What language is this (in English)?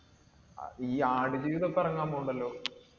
Malayalam